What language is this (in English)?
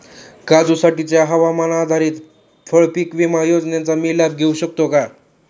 Marathi